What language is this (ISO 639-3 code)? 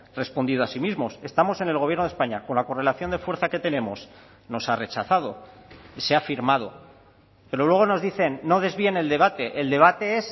spa